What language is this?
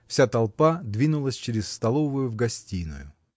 Russian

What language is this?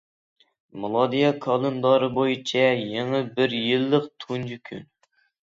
Uyghur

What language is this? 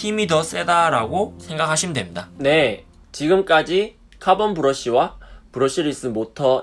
Korean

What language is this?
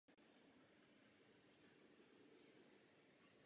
Czech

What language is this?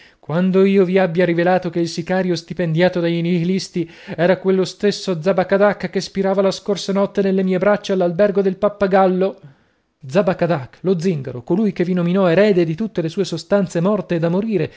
Italian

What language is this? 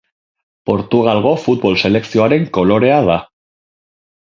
Basque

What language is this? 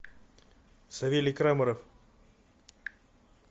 Russian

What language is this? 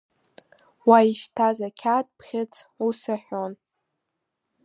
Abkhazian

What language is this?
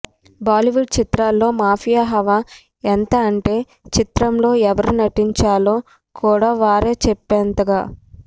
Telugu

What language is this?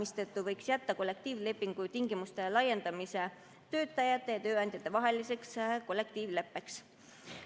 Estonian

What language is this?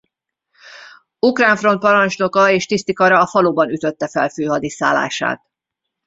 Hungarian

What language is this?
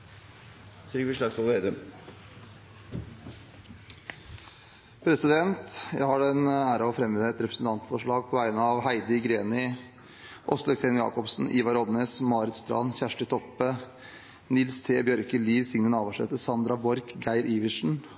Norwegian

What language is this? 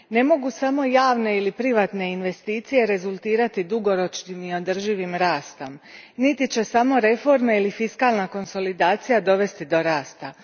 Croatian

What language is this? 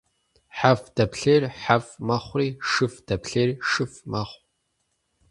Kabardian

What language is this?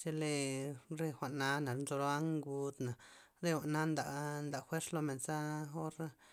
Loxicha Zapotec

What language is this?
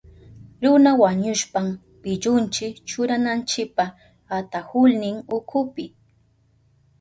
Southern Pastaza Quechua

